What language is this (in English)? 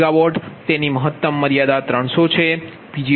Gujarati